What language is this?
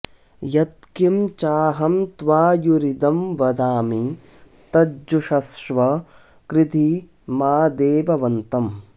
Sanskrit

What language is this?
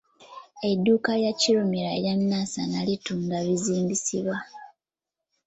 Ganda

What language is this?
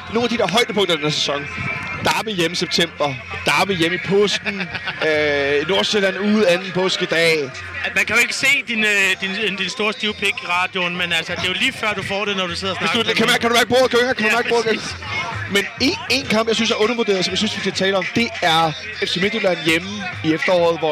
Danish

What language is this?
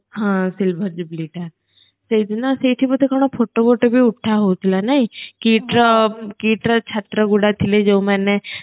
Odia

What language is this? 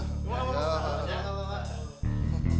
Indonesian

